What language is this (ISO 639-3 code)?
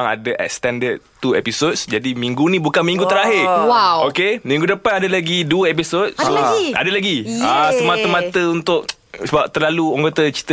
msa